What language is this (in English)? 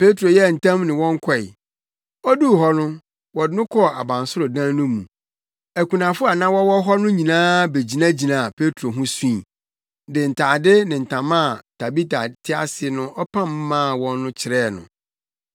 Akan